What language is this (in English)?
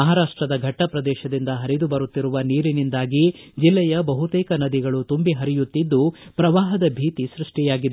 Kannada